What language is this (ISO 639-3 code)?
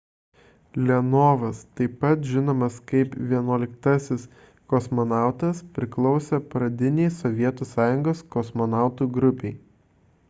lit